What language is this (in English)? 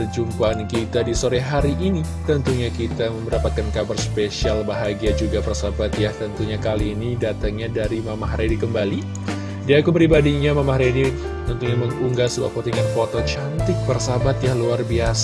Indonesian